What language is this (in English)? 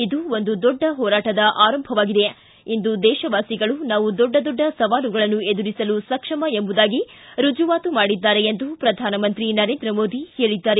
Kannada